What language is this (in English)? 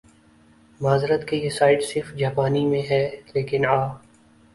Urdu